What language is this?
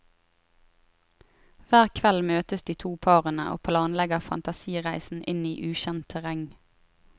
Norwegian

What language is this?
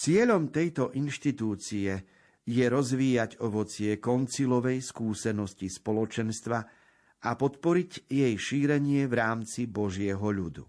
Slovak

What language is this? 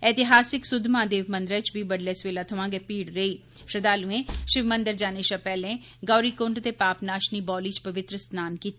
Dogri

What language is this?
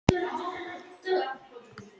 Icelandic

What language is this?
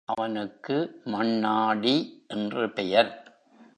Tamil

